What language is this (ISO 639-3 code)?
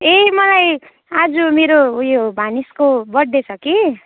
nep